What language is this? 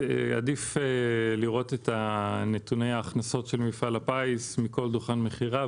Hebrew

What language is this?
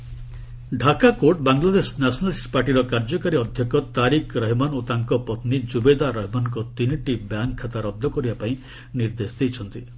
Odia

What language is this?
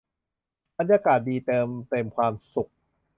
Thai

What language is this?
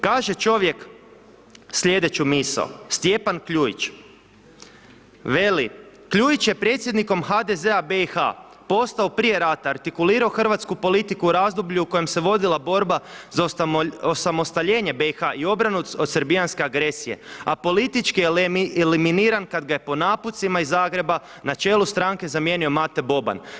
Croatian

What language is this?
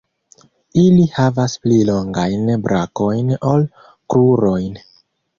Esperanto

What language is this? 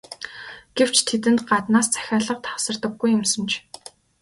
Mongolian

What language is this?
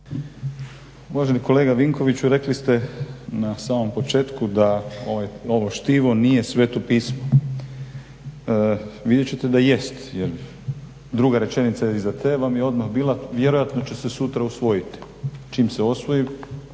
Croatian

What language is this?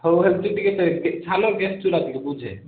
Odia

